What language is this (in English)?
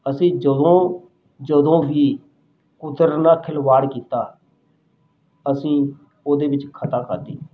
Punjabi